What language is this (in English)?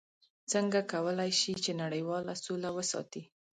Pashto